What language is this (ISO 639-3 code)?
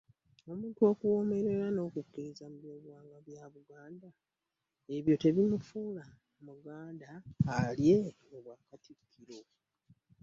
lug